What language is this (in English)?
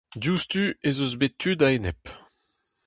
Breton